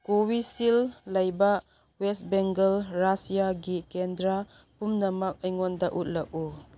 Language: Manipuri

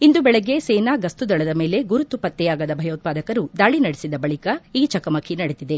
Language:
Kannada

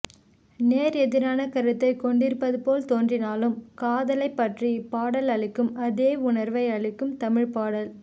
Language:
Tamil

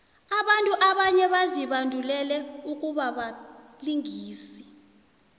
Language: South Ndebele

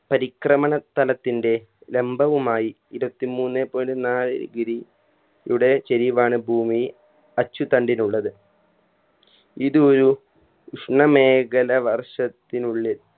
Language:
Malayalam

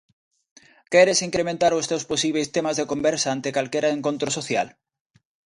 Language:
Galician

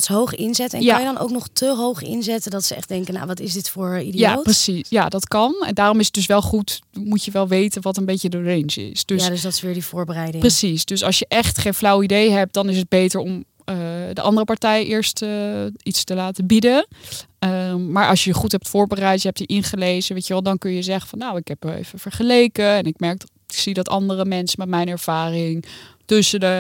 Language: Dutch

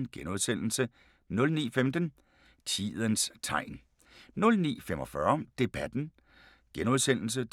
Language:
Danish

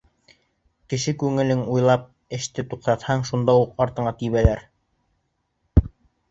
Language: Bashkir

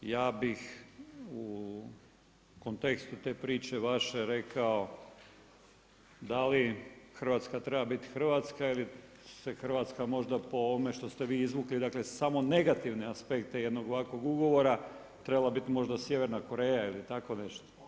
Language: Croatian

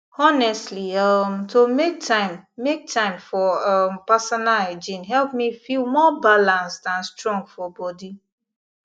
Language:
Nigerian Pidgin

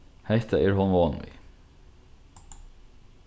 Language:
Faroese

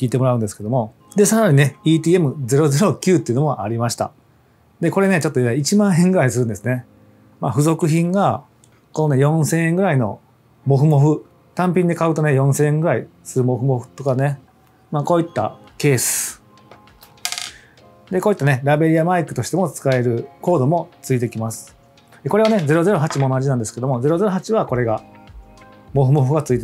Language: Japanese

